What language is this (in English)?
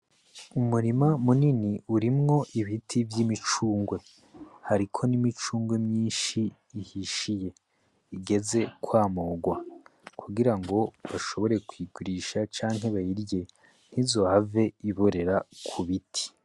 Rundi